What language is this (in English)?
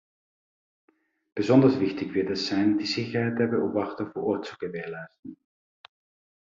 German